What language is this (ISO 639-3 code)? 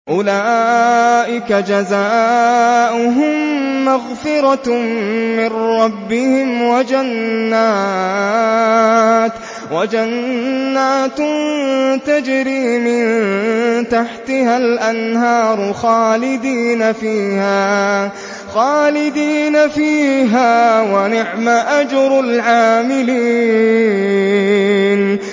ara